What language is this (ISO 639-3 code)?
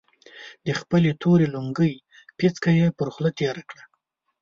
pus